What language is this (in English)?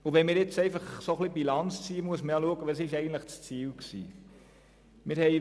Swiss German